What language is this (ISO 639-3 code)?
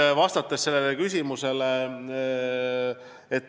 est